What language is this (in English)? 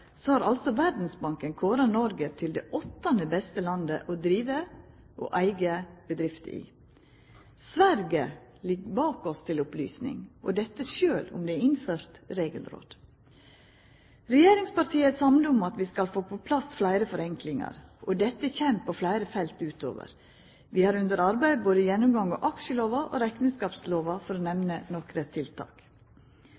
Norwegian Nynorsk